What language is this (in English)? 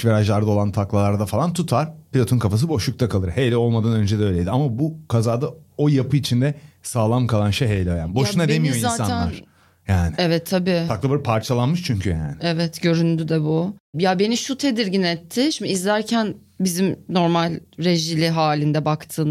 Turkish